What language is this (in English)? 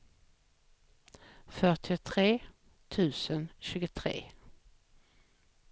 Swedish